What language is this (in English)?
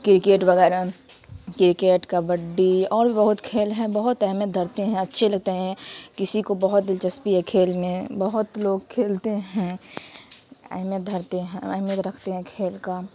Urdu